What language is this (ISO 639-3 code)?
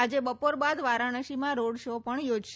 guj